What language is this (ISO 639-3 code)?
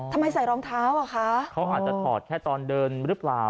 tha